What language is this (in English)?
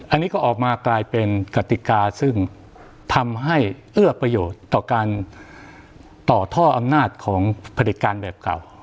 Thai